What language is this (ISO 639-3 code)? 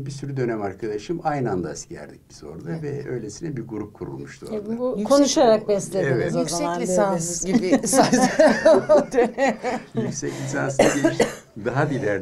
tur